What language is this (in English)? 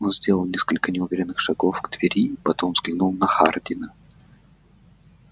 Russian